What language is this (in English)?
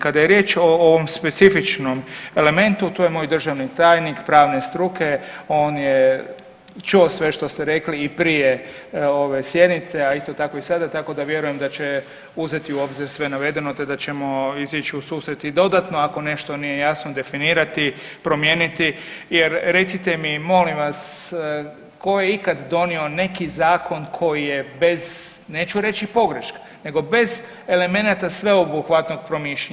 Croatian